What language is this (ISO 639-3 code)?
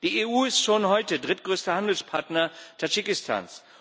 deu